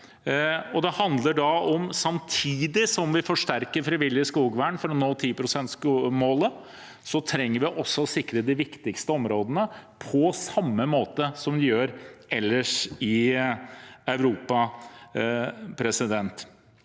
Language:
Norwegian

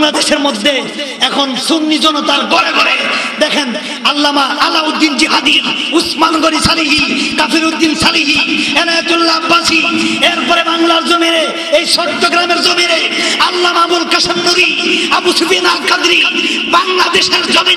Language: Romanian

